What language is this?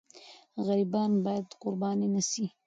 Pashto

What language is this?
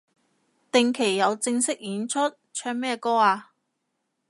Cantonese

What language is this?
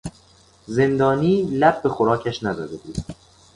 Persian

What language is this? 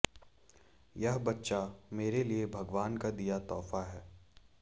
Hindi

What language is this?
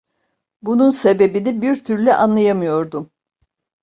Turkish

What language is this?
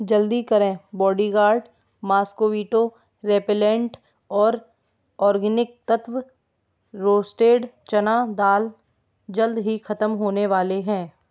Hindi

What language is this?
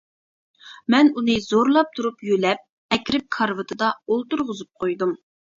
Uyghur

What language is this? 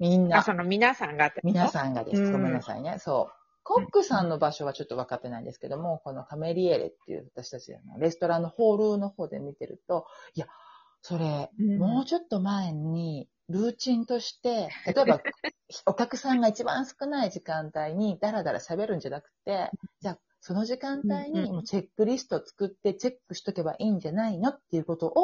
Japanese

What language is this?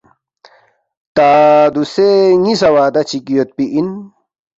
Balti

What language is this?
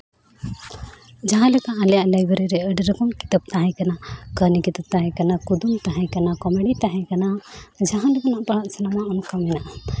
Santali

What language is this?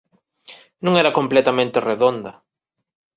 Galician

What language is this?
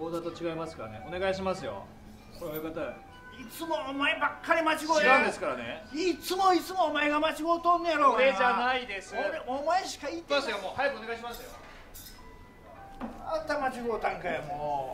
Japanese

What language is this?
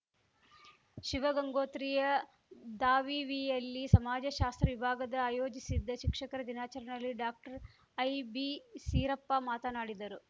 Kannada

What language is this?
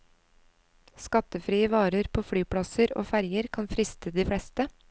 Norwegian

